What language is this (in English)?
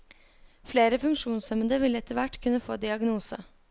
Norwegian